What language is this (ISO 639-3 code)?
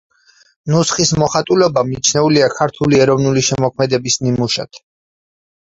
kat